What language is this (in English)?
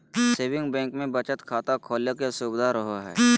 Magahi